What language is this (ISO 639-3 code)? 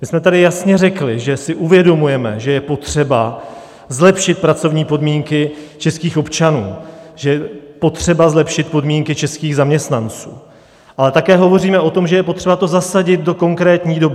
ces